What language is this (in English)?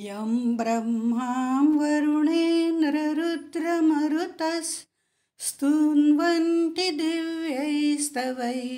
Hindi